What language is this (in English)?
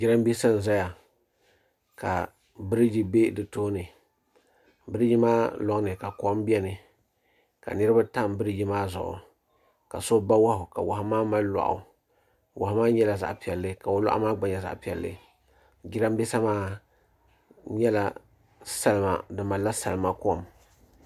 Dagbani